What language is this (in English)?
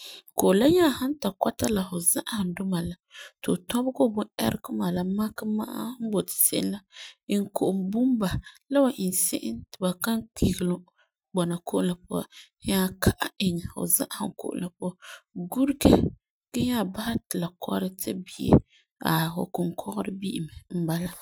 Frafra